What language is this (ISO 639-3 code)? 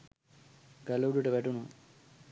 sin